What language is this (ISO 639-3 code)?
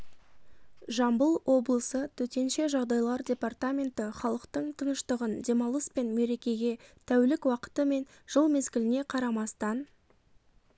kaz